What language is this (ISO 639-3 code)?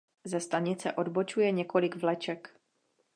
ces